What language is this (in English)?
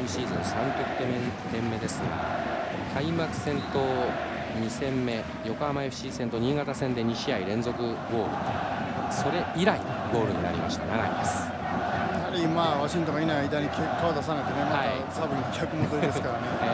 Japanese